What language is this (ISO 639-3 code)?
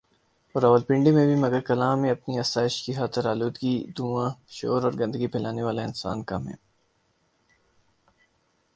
urd